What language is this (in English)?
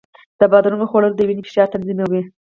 Pashto